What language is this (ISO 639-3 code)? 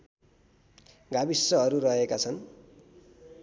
nep